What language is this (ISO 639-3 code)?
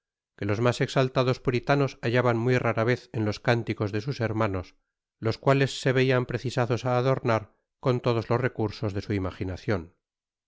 spa